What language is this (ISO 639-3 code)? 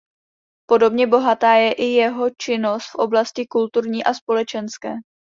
ces